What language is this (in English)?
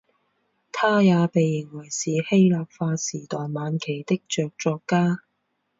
Chinese